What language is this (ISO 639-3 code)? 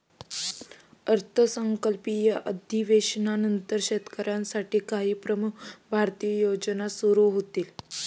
mar